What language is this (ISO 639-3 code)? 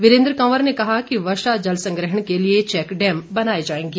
hin